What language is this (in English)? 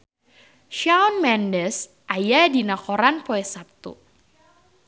Sundanese